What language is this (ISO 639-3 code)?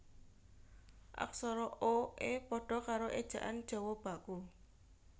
jav